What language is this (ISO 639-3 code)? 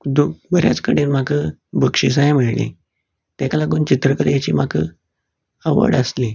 kok